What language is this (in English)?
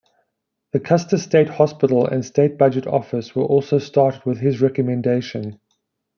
English